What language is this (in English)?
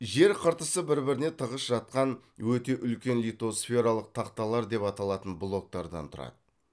Kazakh